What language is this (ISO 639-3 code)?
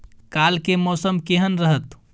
mai